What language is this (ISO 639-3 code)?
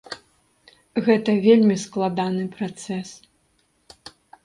bel